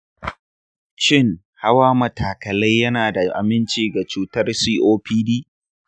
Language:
Hausa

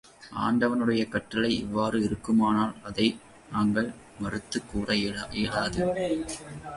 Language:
Tamil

